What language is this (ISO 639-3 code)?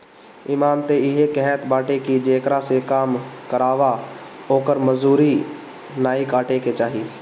bho